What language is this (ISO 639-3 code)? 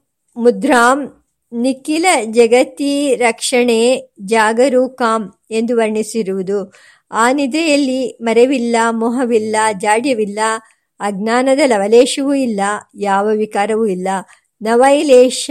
kan